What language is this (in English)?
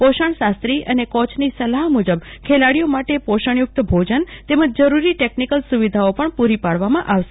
Gujarati